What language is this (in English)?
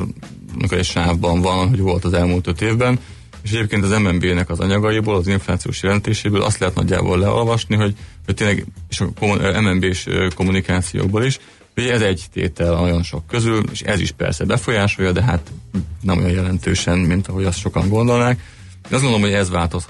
Hungarian